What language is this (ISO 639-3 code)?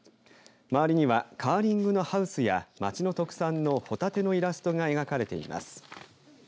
jpn